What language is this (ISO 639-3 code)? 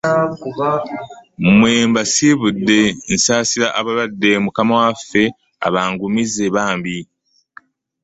lug